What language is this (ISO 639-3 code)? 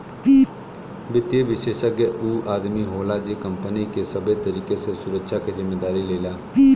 bho